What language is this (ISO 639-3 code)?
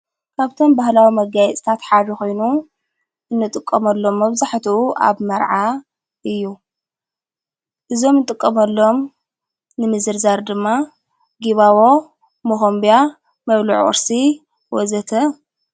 tir